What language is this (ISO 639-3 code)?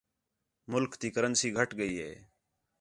xhe